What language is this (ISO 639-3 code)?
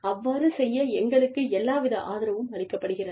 tam